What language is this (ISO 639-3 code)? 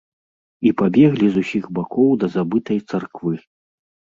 bel